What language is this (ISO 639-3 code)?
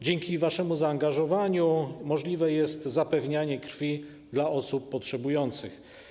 pol